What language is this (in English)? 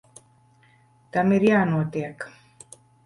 Latvian